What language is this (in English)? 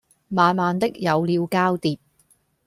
Cantonese